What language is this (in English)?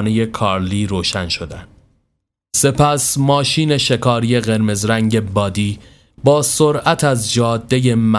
Persian